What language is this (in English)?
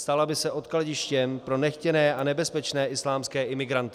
Czech